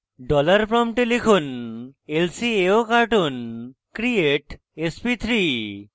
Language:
Bangla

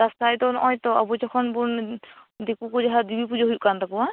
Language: Santali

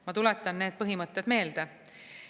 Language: Estonian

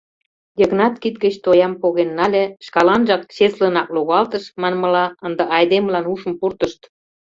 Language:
Mari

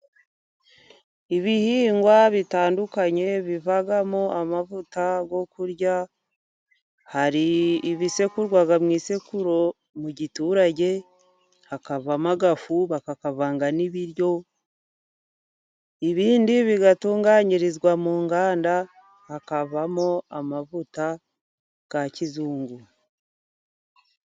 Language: Kinyarwanda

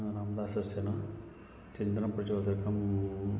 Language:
Sanskrit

